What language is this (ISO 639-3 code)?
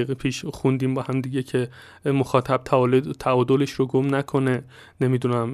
fas